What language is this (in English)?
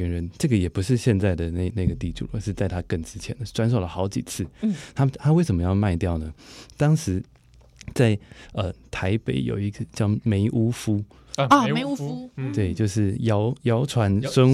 Chinese